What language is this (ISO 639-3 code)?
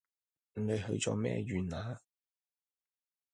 yue